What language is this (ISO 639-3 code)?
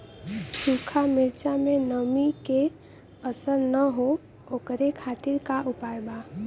bho